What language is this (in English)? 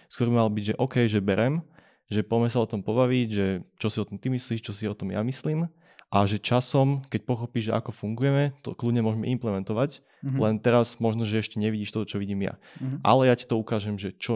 Slovak